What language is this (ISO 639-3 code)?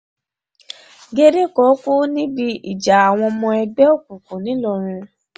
yor